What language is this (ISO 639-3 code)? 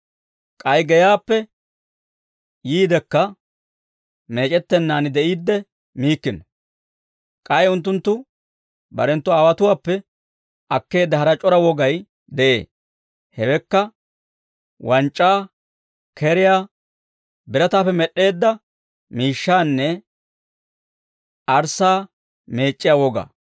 dwr